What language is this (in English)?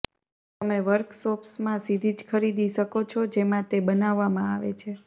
Gujarati